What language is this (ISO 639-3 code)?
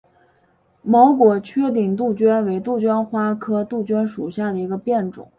zho